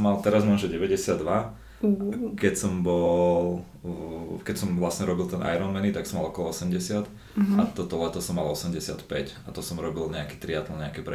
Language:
Slovak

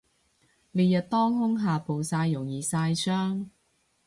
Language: Cantonese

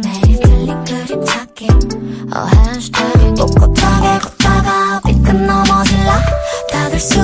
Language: Korean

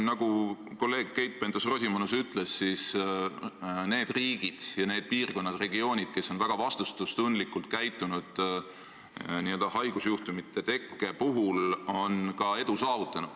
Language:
Estonian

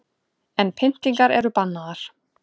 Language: Icelandic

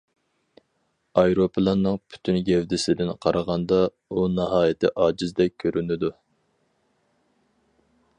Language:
Uyghur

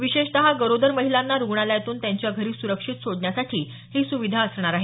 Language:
Marathi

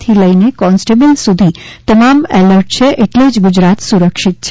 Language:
Gujarati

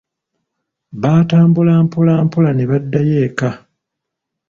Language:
Ganda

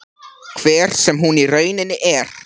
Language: Icelandic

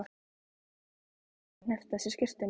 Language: Icelandic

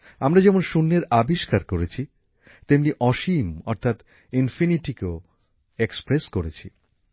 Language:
Bangla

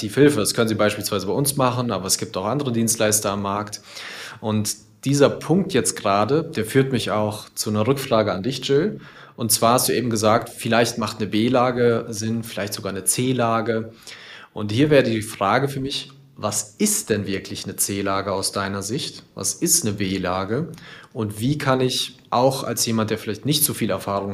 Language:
German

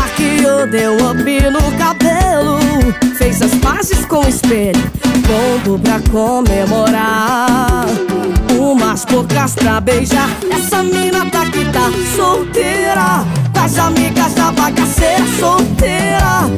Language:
Portuguese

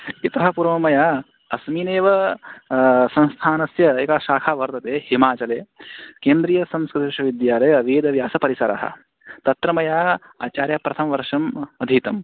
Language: Sanskrit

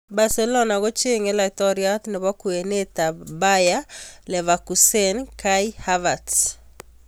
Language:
Kalenjin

